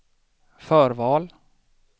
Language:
Swedish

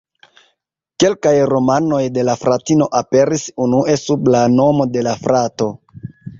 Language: Esperanto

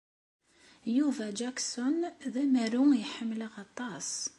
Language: Kabyle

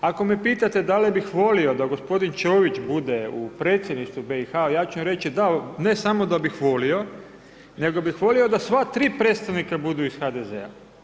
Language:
Croatian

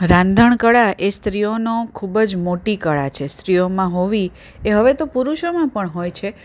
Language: Gujarati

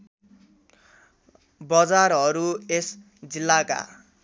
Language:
Nepali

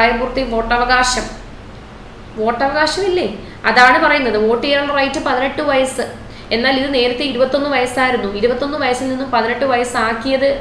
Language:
Malayalam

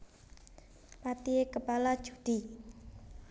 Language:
Javanese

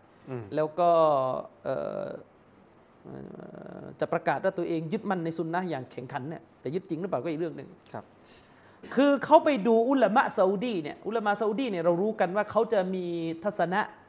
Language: Thai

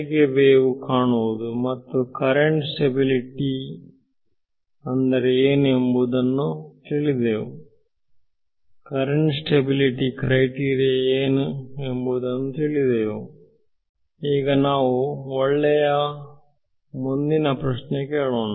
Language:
Kannada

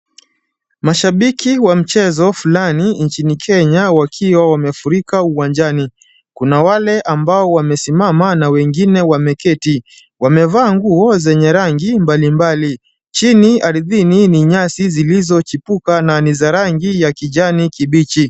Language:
Swahili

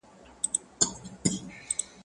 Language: Pashto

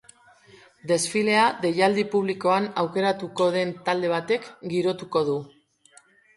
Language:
Basque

